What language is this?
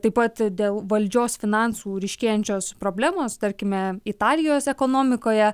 Lithuanian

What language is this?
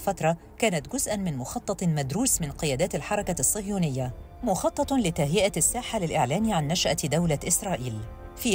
Arabic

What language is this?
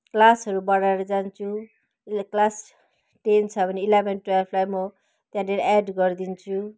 Nepali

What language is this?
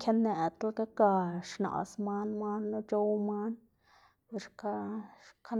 Xanaguía Zapotec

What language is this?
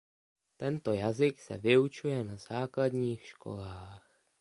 Czech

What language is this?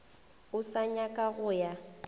Northern Sotho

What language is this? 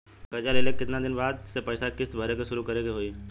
Bhojpuri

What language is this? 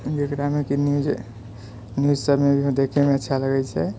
Maithili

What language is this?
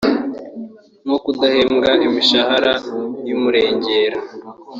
Kinyarwanda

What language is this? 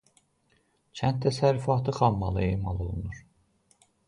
Azerbaijani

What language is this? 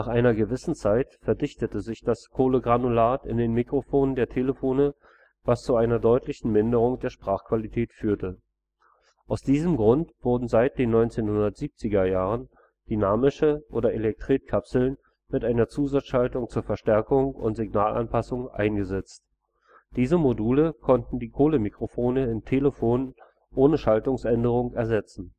German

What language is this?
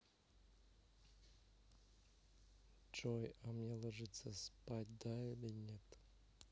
Russian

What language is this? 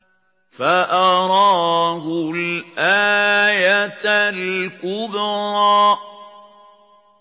Arabic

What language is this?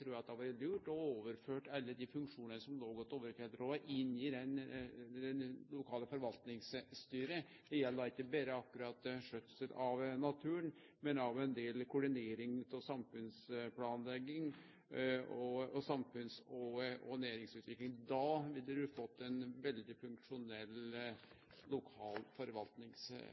Norwegian Nynorsk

